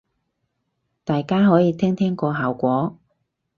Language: Cantonese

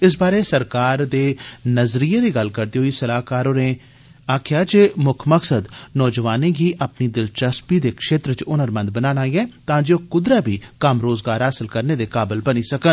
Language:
Dogri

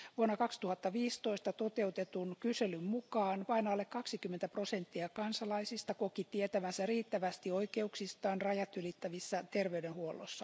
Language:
Finnish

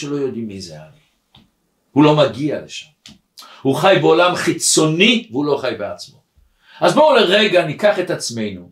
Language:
Hebrew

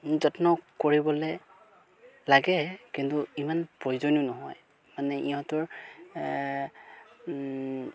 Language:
Assamese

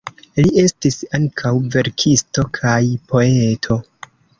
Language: Esperanto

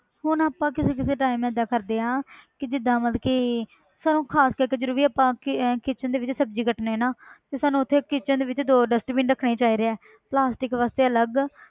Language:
Punjabi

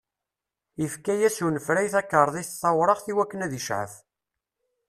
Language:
Kabyle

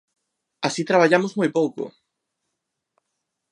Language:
Galician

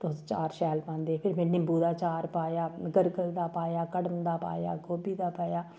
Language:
Dogri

